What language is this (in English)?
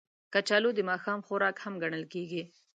Pashto